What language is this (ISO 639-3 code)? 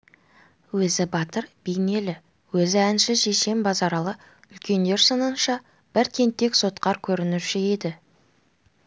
kaz